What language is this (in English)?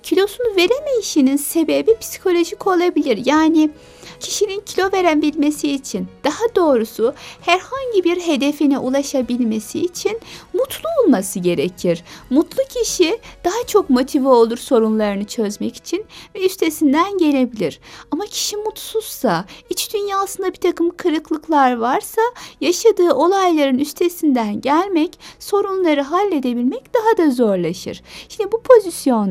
Turkish